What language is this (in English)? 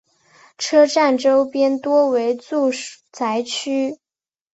Chinese